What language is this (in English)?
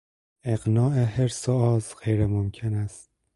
Persian